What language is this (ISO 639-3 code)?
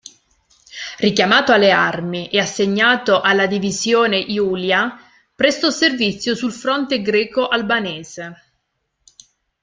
ita